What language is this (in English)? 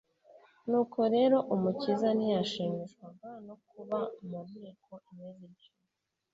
Kinyarwanda